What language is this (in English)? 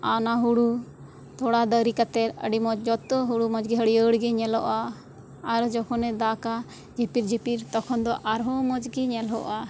Santali